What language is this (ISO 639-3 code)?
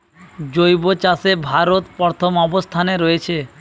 ben